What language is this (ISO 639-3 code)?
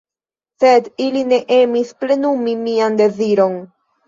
epo